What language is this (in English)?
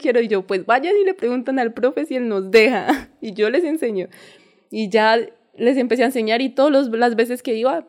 Spanish